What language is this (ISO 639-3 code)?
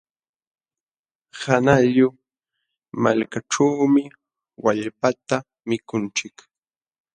qxw